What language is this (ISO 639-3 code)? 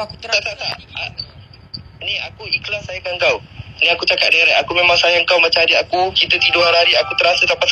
msa